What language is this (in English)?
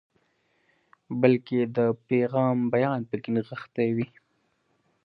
Pashto